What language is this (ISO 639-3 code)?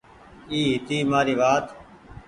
gig